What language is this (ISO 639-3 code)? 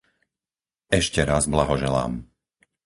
slk